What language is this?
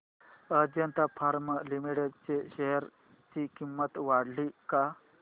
Marathi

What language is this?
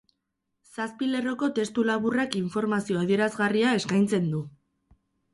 Basque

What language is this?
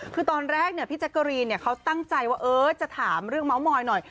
Thai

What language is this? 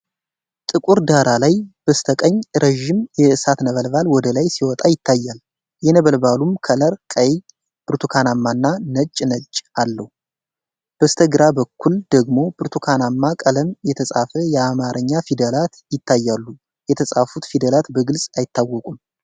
Amharic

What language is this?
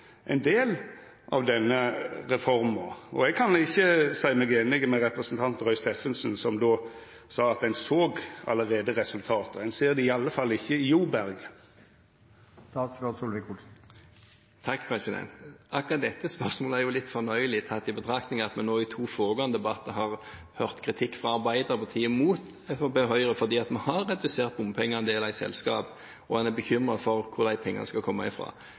Norwegian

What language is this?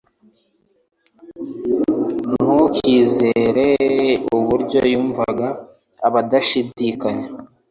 Kinyarwanda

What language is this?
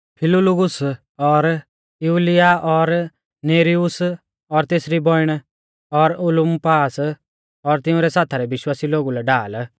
Mahasu Pahari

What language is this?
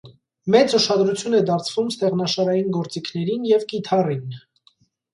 Armenian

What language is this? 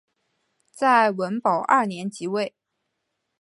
Chinese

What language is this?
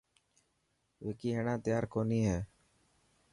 Dhatki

